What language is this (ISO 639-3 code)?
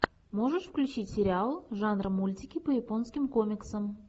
rus